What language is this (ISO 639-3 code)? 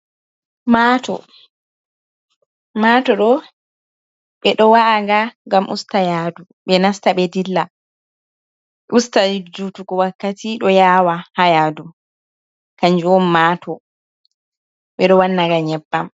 ful